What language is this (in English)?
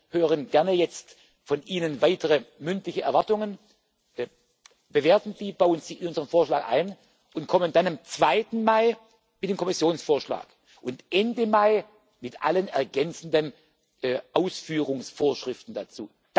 German